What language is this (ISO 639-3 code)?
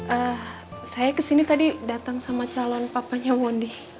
ind